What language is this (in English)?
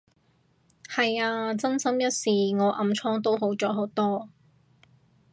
Cantonese